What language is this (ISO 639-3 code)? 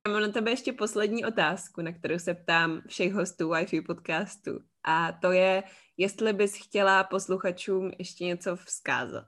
ces